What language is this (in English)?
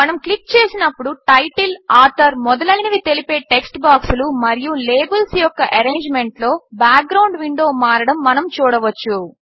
Telugu